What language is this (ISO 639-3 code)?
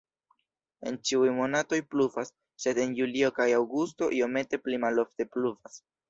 epo